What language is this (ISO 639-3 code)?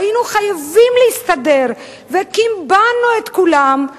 heb